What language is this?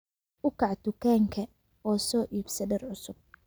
Somali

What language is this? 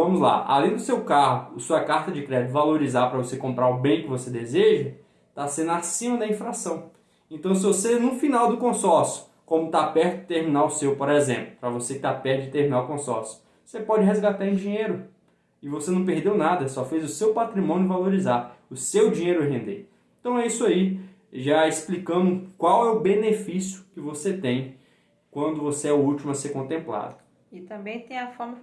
Portuguese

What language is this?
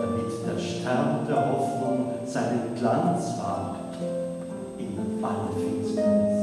German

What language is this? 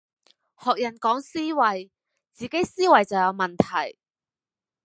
Cantonese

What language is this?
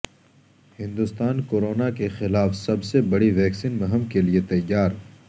Urdu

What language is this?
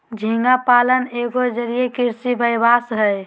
Magahi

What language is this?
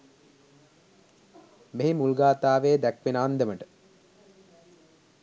Sinhala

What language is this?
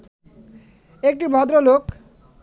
Bangla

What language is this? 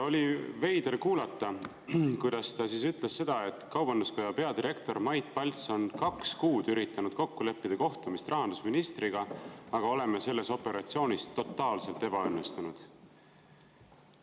Estonian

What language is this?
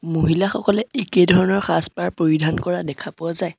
Assamese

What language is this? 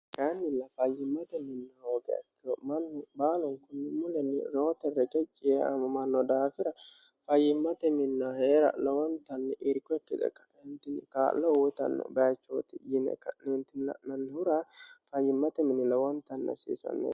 Sidamo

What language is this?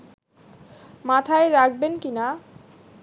Bangla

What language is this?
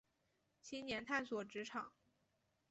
Chinese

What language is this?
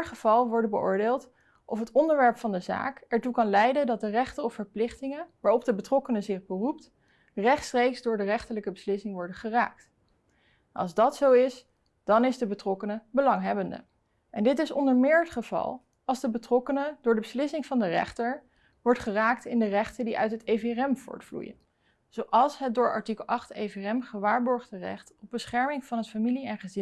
Dutch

